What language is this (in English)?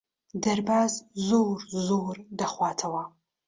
Central Kurdish